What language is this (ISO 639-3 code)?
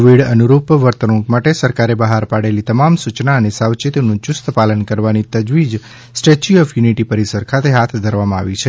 guj